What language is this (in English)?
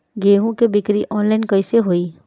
Bhojpuri